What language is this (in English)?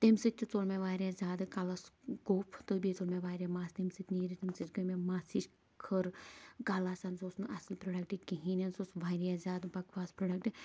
Kashmiri